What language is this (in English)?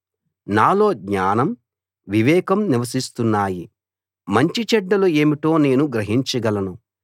Telugu